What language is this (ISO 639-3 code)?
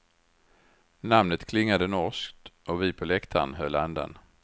swe